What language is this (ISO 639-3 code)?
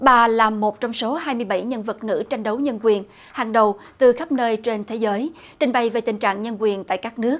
vie